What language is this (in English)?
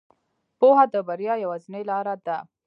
Pashto